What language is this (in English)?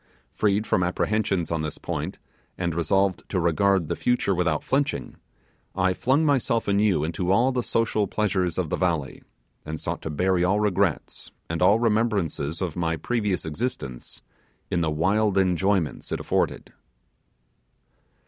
English